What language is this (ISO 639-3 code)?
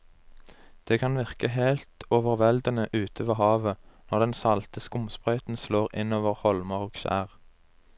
nor